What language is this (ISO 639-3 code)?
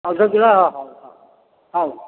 ori